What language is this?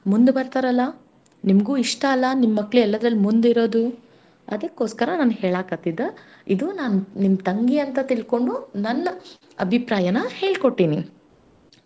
Kannada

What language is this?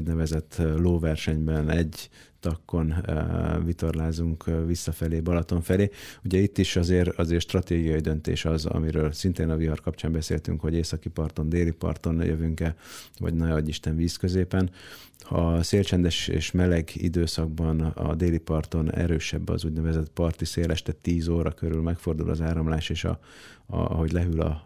Hungarian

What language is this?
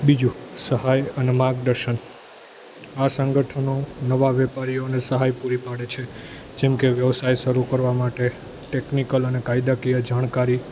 Gujarati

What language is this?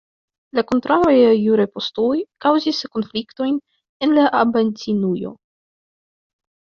Esperanto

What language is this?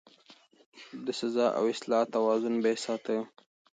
Pashto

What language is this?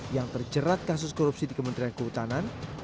Indonesian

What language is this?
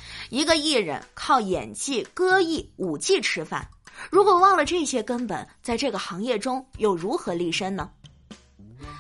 Chinese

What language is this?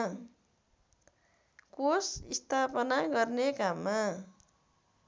Nepali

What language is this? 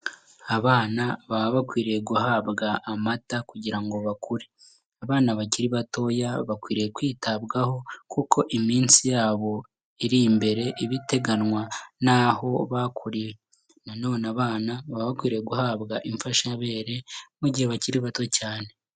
Kinyarwanda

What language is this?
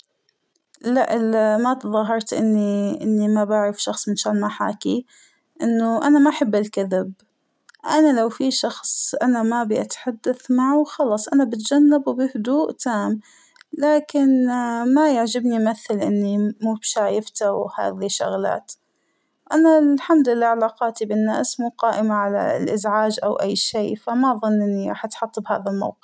Hijazi Arabic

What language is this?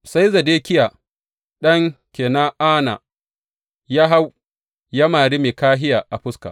Hausa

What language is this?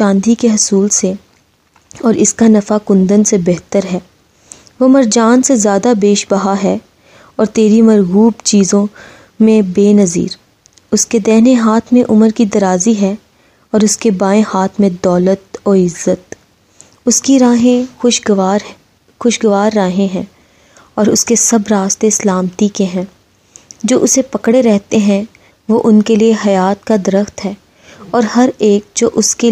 Hindi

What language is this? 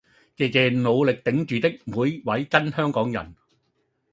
Cantonese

